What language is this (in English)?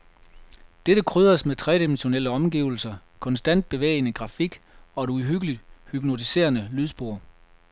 Danish